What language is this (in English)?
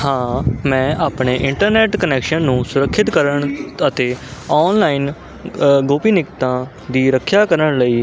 Punjabi